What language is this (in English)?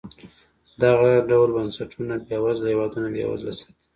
Pashto